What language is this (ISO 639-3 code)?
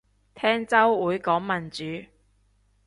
yue